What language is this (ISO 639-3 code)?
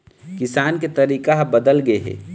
hne